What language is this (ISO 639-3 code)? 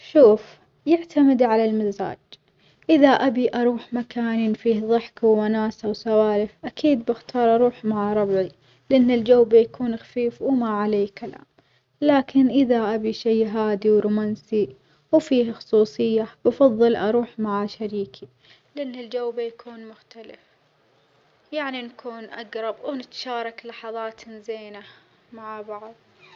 acx